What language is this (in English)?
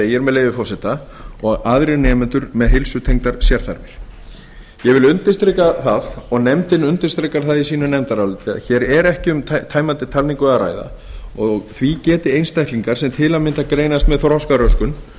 Icelandic